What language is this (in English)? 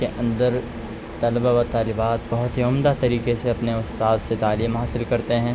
Urdu